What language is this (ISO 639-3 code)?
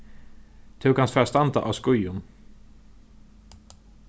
fao